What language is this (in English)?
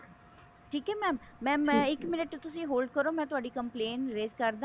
Punjabi